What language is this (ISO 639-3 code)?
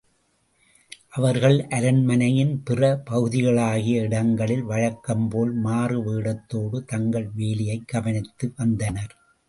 tam